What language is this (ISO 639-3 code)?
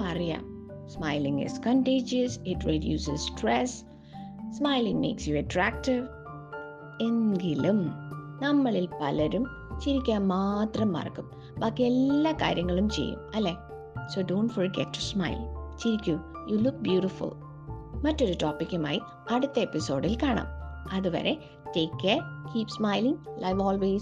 mal